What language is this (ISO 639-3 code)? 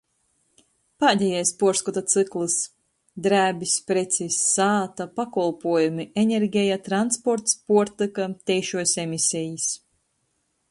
ltg